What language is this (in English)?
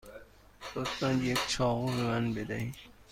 Persian